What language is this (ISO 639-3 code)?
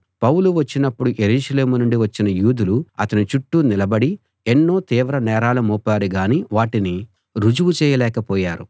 tel